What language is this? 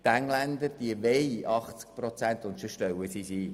Swiss German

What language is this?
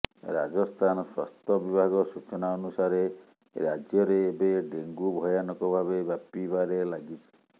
Odia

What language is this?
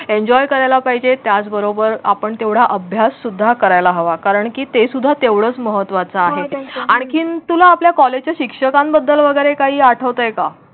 Marathi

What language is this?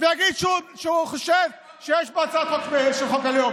Hebrew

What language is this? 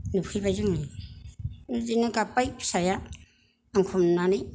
Bodo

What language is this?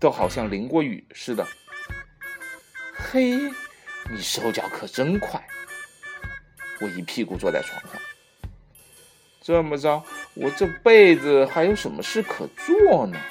Chinese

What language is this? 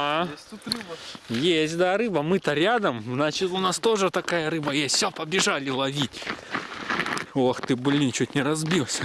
Russian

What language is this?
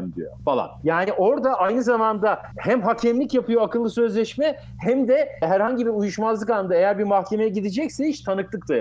Turkish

